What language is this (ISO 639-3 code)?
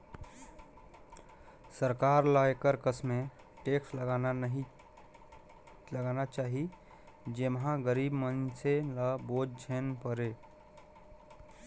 hne